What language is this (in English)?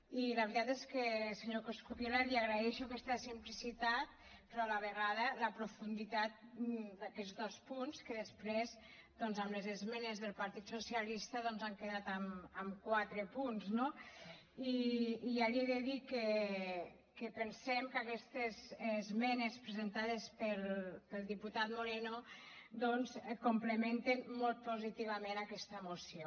Catalan